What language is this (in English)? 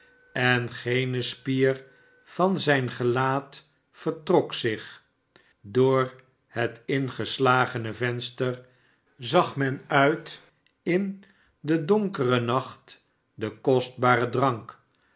Dutch